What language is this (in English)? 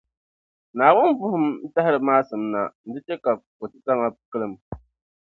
Dagbani